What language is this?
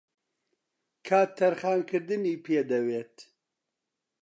Central Kurdish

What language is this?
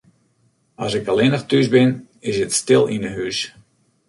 Western Frisian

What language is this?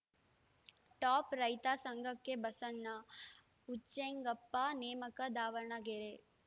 Kannada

